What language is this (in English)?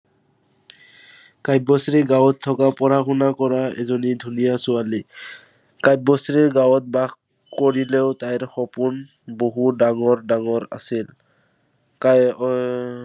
Assamese